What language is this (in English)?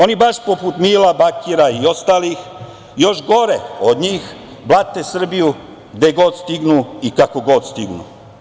Serbian